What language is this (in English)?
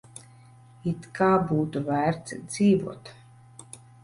Latvian